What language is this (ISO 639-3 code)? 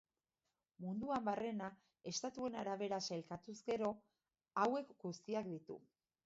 eus